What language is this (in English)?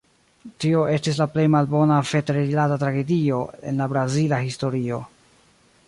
Esperanto